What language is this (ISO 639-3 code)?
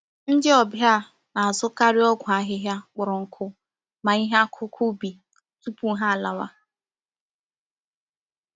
ibo